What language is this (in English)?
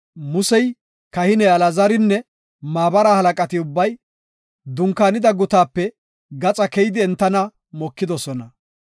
Gofa